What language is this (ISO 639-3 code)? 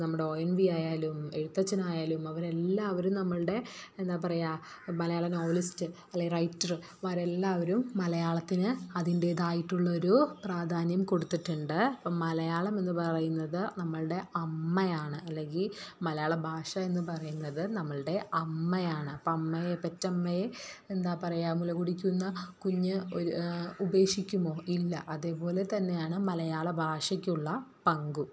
mal